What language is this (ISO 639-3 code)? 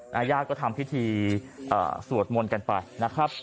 tha